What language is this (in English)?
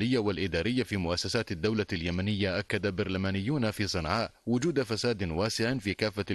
Arabic